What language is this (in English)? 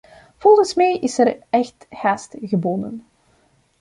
Dutch